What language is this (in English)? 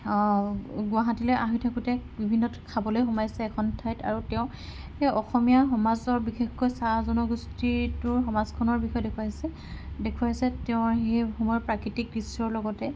Assamese